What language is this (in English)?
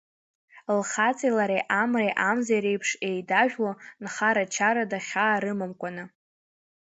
Abkhazian